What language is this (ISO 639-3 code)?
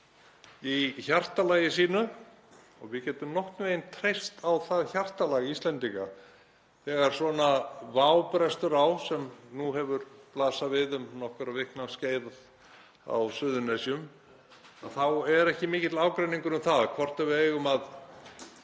isl